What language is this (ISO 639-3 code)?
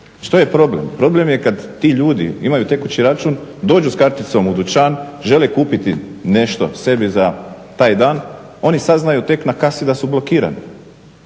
hrv